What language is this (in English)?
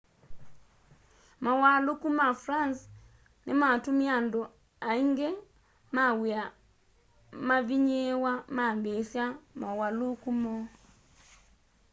Kamba